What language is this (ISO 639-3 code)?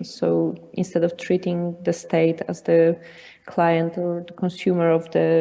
eng